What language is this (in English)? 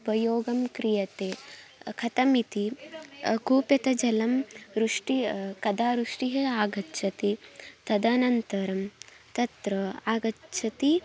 Sanskrit